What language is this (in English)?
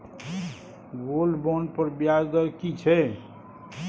Maithili